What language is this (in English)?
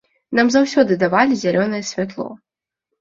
Belarusian